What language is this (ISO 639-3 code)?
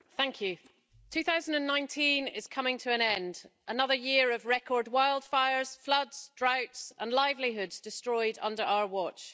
eng